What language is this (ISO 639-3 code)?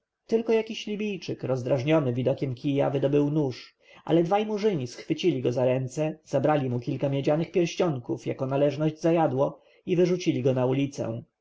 pol